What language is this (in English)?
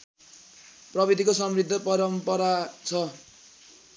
Nepali